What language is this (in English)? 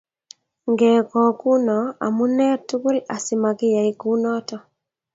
Kalenjin